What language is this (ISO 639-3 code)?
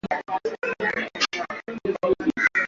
swa